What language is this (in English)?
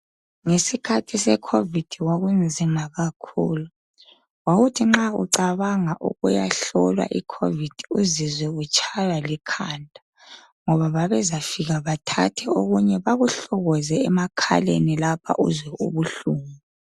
North Ndebele